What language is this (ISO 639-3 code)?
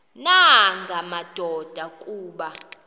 xho